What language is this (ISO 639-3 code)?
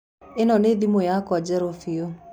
kik